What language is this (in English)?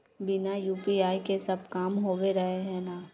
Magahi